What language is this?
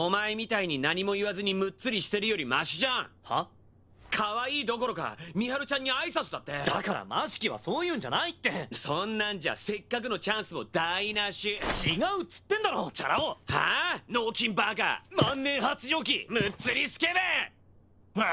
Japanese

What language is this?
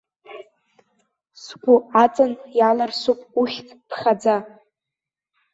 Abkhazian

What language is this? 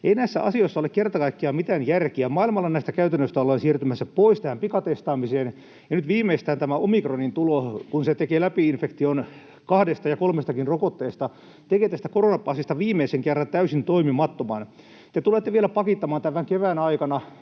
Finnish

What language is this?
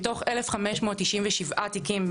Hebrew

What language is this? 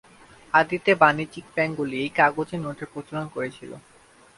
Bangla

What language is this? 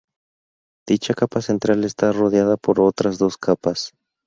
Spanish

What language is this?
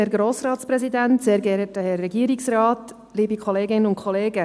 Swiss German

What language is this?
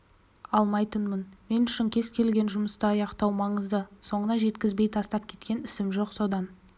Kazakh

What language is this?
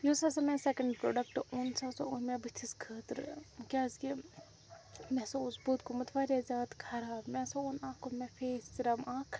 Kashmiri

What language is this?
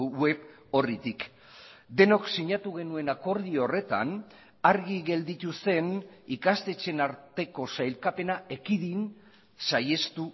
Basque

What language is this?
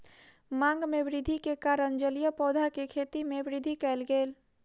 Maithili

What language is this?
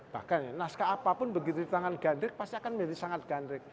Indonesian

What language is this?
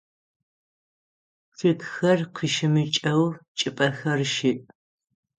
Adyghe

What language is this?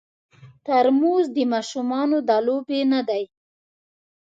Pashto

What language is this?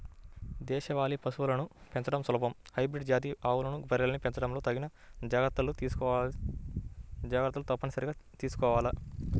Telugu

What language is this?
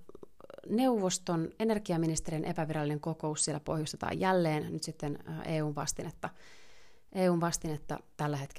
Finnish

